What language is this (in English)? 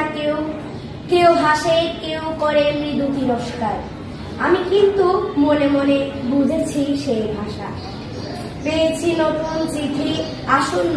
Italian